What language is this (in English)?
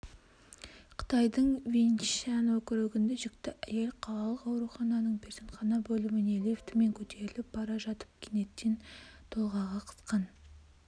Kazakh